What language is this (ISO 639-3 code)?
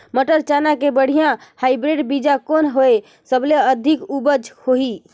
hne